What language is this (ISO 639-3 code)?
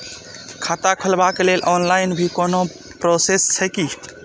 mai